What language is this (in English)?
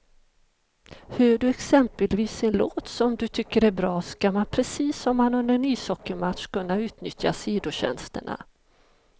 Swedish